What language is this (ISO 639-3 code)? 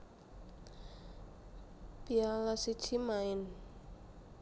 jav